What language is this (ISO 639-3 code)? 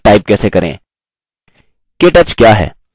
hin